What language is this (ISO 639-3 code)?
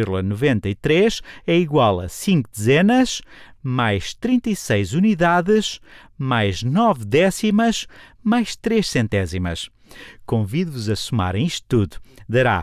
por